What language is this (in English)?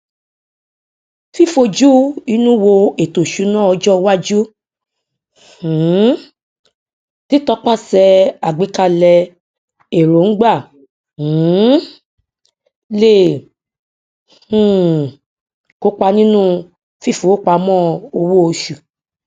Yoruba